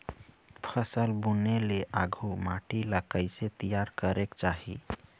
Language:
Chhattisgarhi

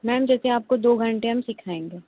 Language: Hindi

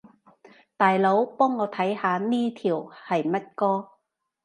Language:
Cantonese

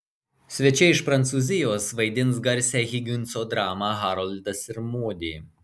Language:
Lithuanian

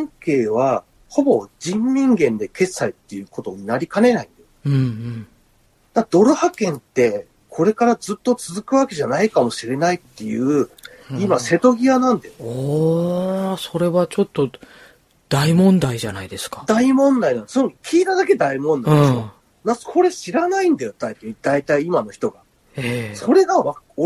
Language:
Japanese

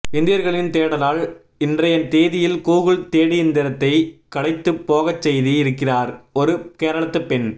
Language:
Tamil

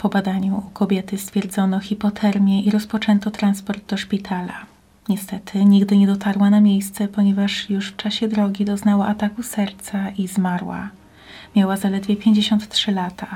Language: Polish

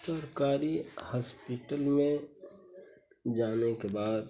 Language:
Hindi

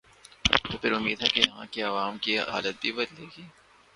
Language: Urdu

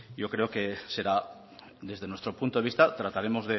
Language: Spanish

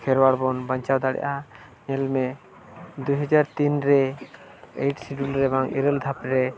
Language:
Santali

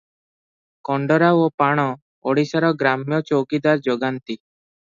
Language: Odia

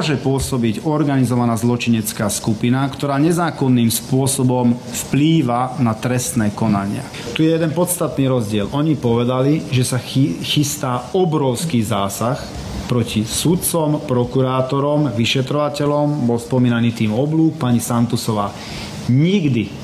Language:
Slovak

